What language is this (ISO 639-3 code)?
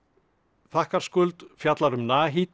isl